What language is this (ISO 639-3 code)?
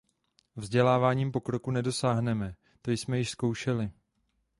ces